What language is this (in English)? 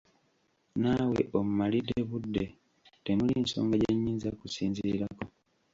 Ganda